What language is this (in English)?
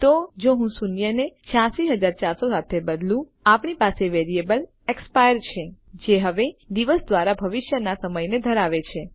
Gujarati